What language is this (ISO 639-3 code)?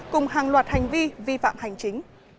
vie